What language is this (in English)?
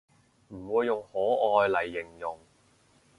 Cantonese